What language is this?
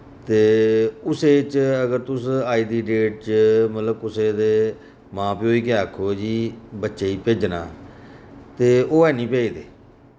Dogri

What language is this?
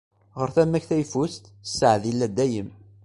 Kabyle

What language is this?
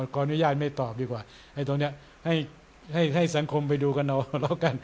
Thai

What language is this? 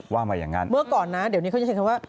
Thai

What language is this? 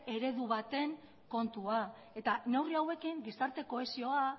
Basque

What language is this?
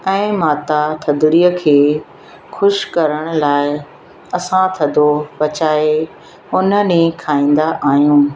Sindhi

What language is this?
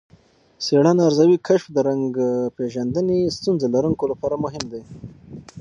Pashto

